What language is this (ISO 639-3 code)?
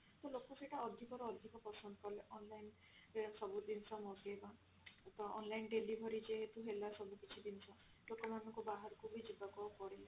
ori